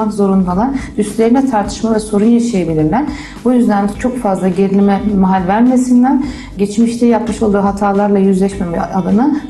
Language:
Turkish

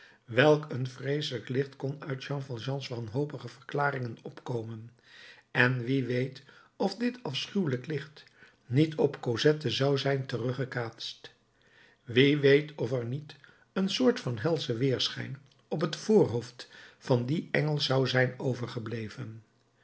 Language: Dutch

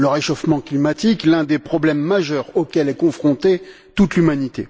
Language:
French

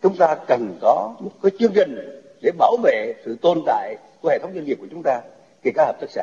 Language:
Vietnamese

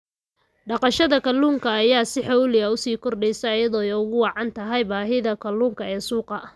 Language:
Somali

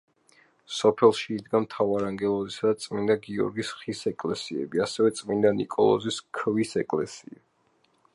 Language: Georgian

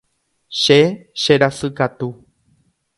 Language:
Guarani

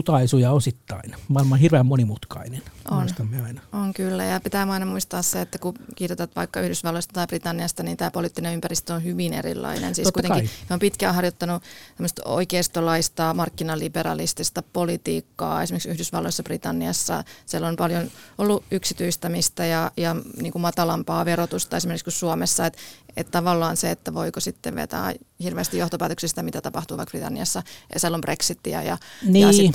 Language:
Finnish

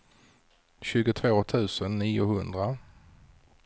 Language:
Swedish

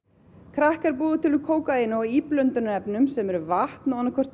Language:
Icelandic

